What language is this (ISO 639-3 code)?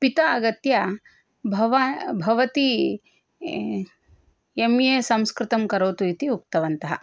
san